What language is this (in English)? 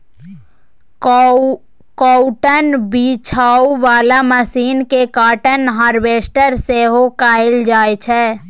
Maithili